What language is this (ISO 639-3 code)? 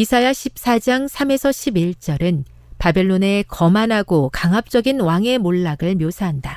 kor